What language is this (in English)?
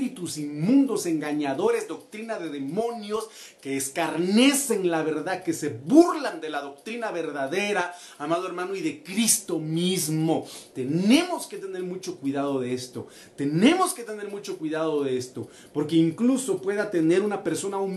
Spanish